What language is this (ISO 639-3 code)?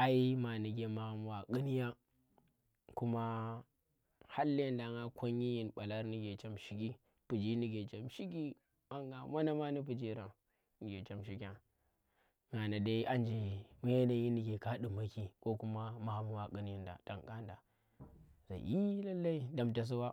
ttr